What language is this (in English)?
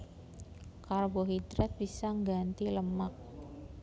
Javanese